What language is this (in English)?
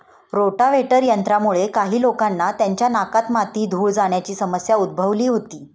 Marathi